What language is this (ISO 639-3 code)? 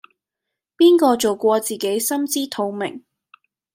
yue